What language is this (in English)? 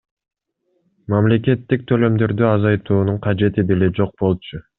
Kyrgyz